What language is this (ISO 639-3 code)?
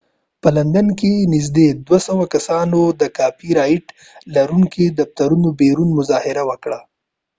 pus